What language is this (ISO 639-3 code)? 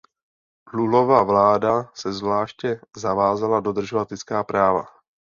ces